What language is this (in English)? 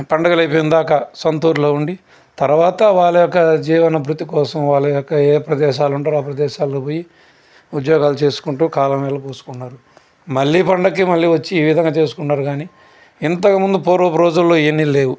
Telugu